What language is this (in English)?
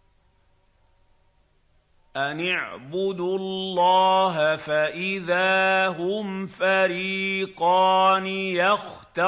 Arabic